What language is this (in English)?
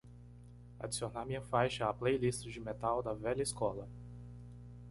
Portuguese